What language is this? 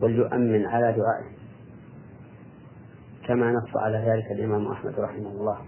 Arabic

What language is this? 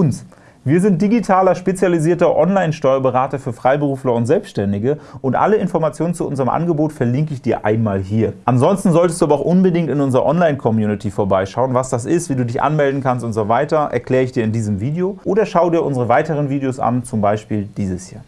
German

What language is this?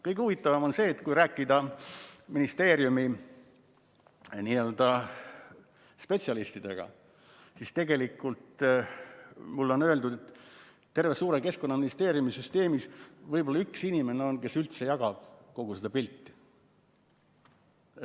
Estonian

